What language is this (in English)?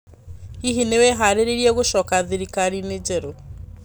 Kikuyu